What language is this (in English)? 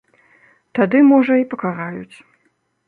Belarusian